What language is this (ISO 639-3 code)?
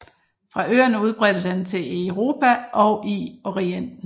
dan